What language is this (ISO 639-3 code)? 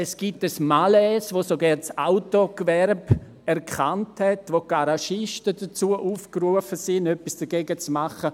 gsw